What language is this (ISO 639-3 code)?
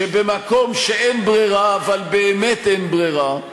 heb